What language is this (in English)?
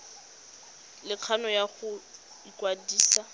Tswana